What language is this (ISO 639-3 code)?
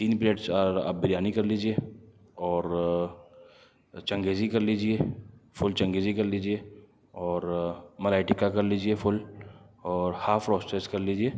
urd